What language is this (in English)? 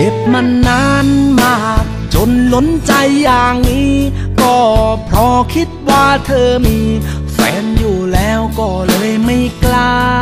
Thai